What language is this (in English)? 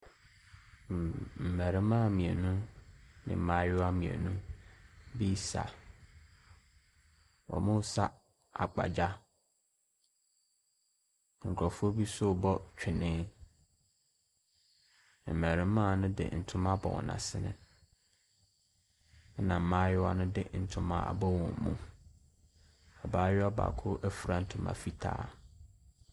Akan